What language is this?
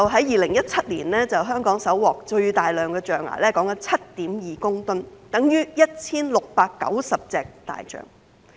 Cantonese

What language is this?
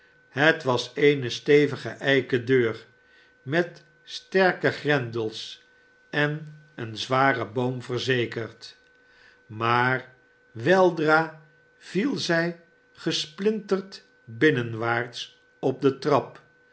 Dutch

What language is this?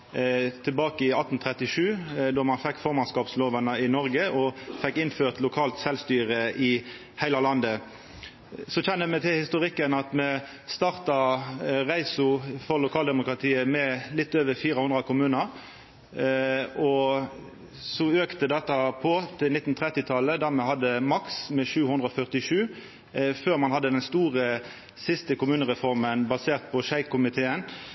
Norwegian Nynorsk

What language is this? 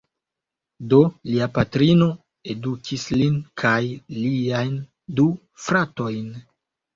Esperanto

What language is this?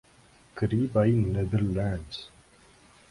Urdu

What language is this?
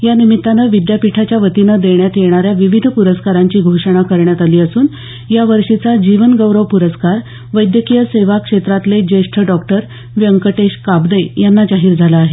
Marathi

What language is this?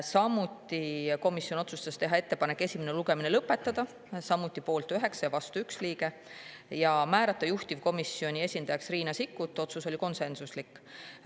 Estonian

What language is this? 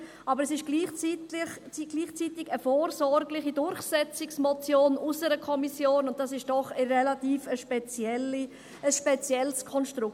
Swiss German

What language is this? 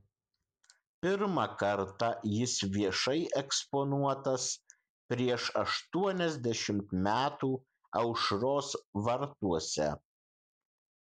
Lithuanian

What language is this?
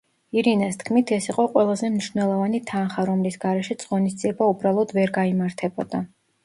Georgian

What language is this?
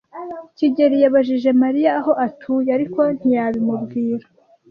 Kinyarwanda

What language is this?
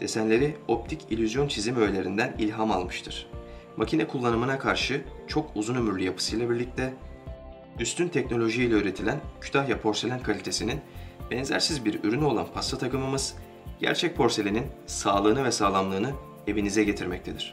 Turkish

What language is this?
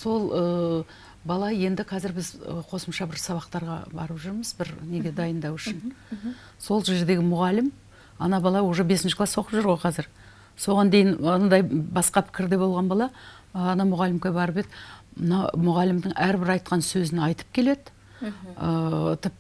Turkish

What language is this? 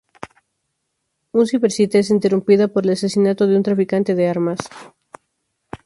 Spanish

